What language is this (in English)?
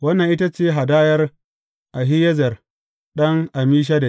Hausa